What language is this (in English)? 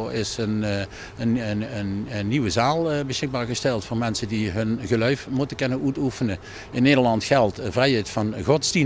Dutch